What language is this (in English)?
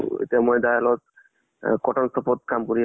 Assamese